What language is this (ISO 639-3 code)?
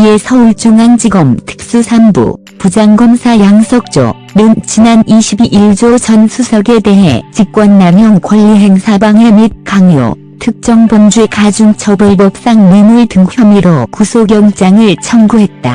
kor